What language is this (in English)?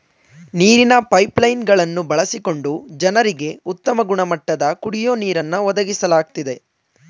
Kannada